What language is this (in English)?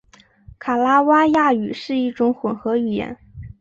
Chinese